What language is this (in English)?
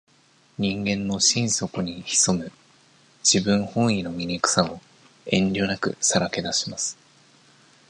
Japanese